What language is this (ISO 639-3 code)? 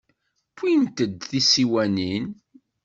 kab